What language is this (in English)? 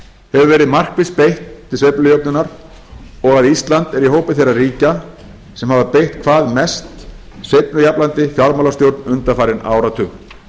Icelandic